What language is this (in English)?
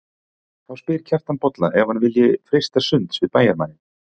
Icelandic